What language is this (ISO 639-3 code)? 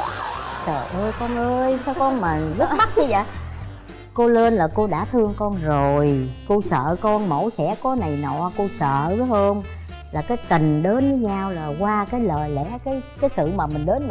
vie